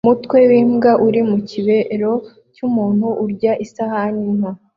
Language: Kinyarwanda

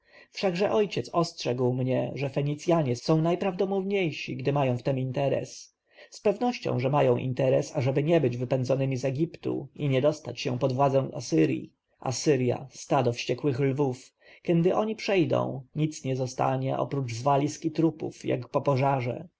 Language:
Polish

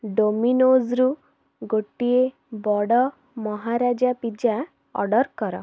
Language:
Odia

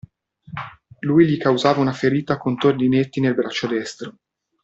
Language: Italian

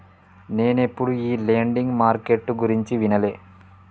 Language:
Telugu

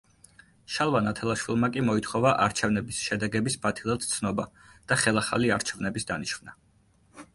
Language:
Georgian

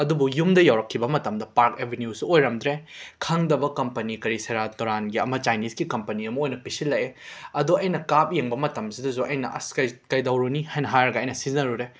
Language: Manipuri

